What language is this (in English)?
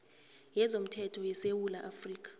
South Ndebele